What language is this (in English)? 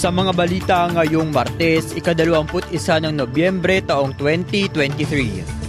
Filipino